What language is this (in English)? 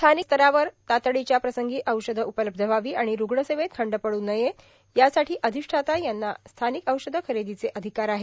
Marathi